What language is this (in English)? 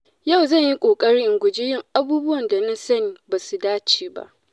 Hausa